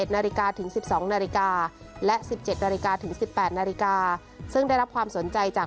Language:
Thai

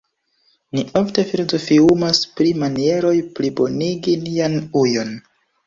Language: Esperanto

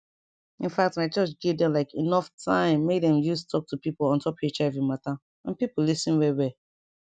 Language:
Nigerian Pidgin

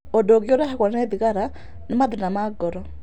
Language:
Kikuyu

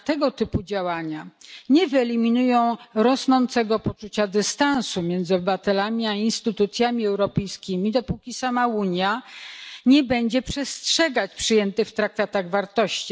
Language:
Polish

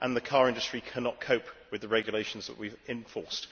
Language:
English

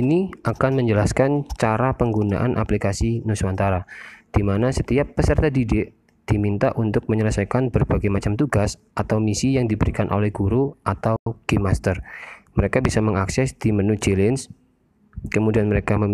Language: Indonesian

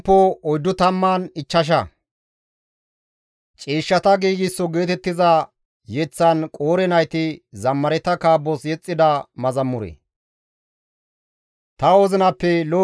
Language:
Gamo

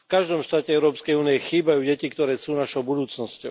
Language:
Slovak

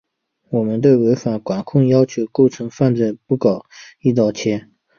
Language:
Chinese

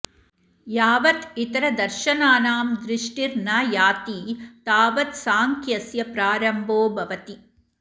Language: Sanskrit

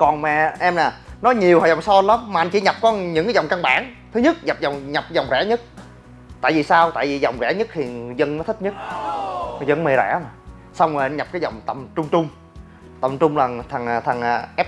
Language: Vietnamese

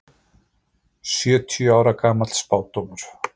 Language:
Icelandic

